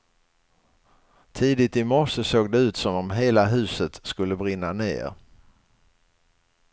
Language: Swedish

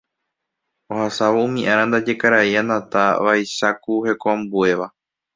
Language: Guarani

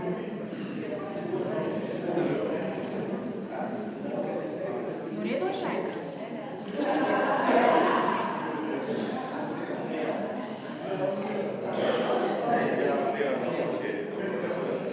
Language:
Slovenian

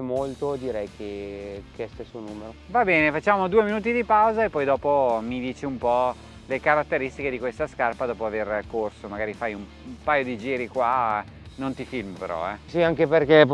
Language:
Italian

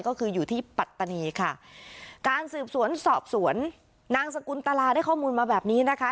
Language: Thai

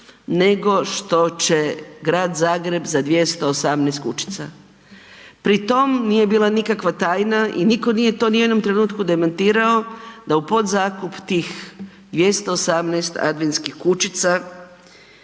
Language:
Croatian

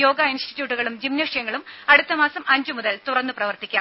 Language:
Malayalam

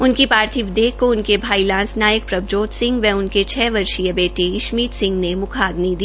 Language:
Hindi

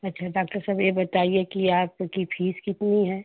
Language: Hindi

